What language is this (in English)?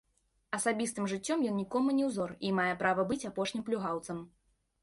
Belarusian